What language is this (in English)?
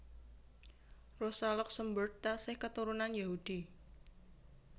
Javanese